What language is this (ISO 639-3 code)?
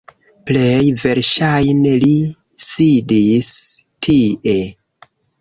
epo